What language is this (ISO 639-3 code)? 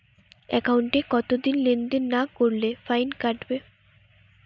ben